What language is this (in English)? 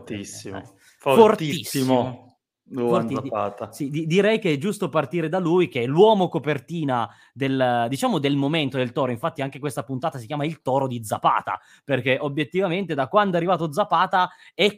Italian